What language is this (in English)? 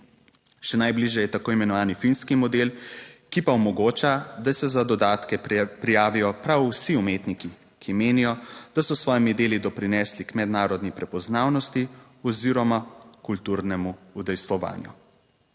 Slovenian